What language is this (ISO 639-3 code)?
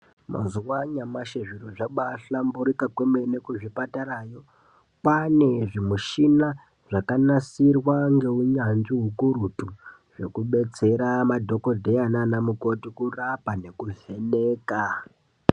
ndc